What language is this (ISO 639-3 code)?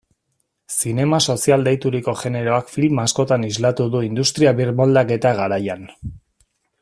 eus